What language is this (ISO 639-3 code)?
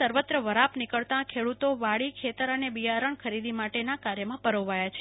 guj